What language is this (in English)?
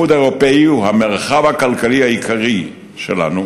Hebrew